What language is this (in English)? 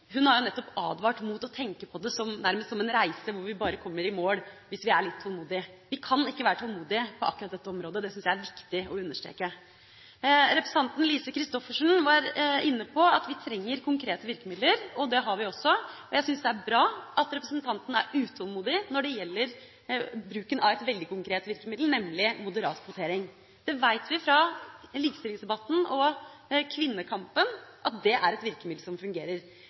Norwegian Bokmål